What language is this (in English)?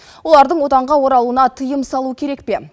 Kazakh